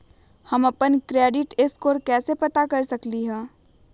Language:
Magahi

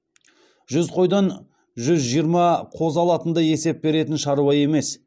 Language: Kazakh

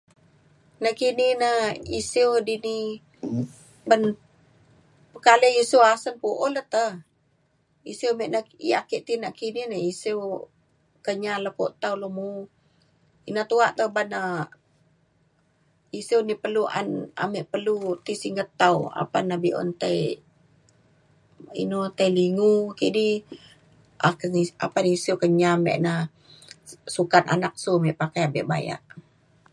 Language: Mainstream Kenyah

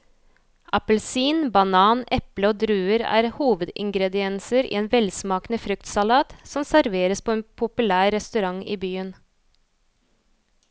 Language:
Norwegian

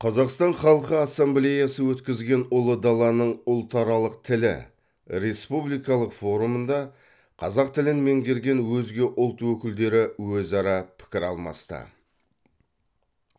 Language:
Kazakh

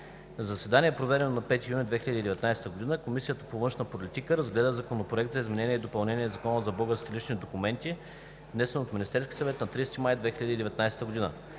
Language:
Bulgarian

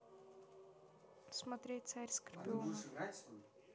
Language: Russian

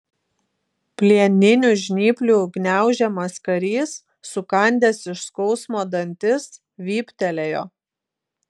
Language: Lithuanian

